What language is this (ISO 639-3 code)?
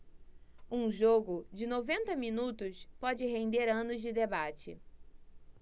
por